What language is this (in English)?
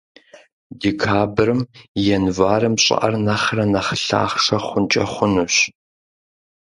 Kabardian